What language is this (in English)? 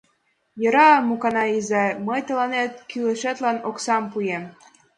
Mari